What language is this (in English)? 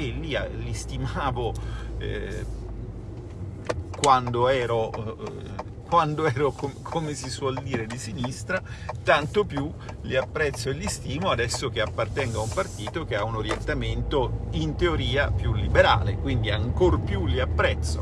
Italian